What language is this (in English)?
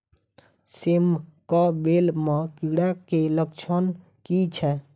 Maithili